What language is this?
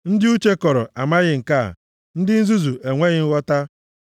Igbo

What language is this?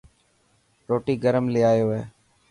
Dhatki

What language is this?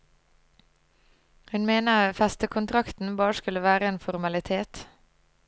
Norwegian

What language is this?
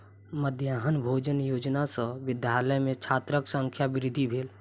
Maithili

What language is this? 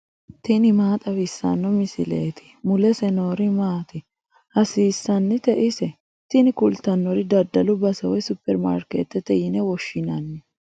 Sidamo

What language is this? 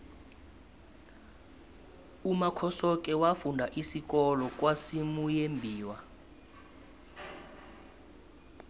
South Ndebele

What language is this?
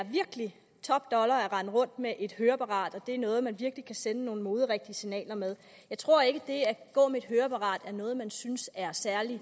Danish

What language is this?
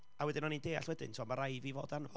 Welsh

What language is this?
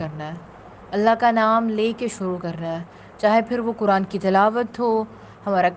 Urdu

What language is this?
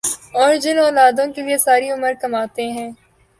Urdu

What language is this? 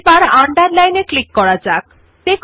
Bangla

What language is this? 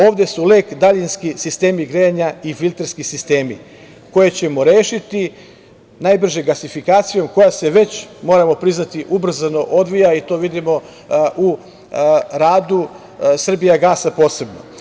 Serbian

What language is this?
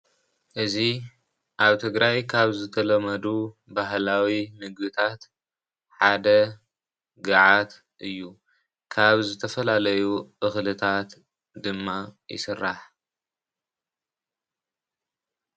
Tigrinya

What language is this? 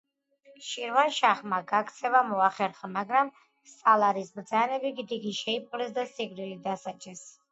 Georgian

